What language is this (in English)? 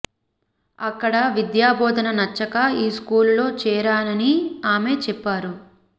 Telugu